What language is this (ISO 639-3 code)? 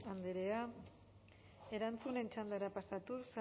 eus